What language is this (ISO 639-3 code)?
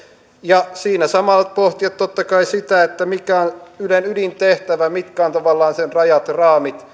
fin